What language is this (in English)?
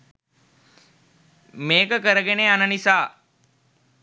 Sinhala